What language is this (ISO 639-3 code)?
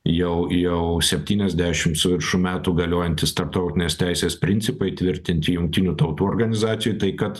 lit